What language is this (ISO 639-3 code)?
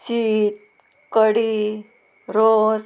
kok